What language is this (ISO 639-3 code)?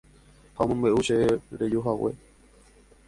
grn